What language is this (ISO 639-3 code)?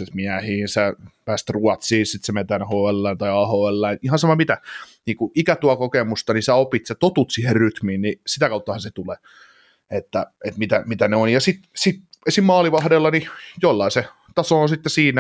fin